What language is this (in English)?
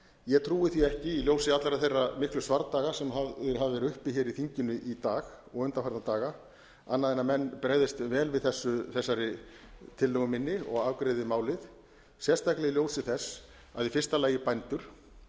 Icelandic